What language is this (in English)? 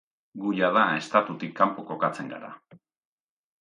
Basque